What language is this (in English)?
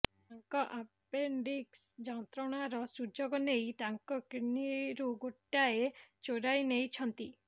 Odia